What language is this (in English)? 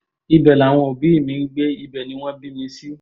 Yoruba